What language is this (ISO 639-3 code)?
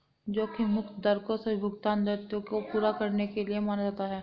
hin